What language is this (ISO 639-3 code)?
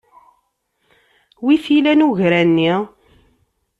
kab